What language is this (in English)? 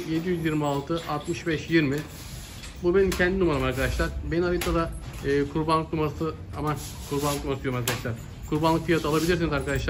Turkish